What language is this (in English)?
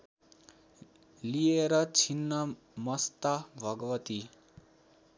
Nepali